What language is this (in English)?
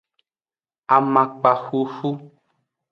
Aja (Benin)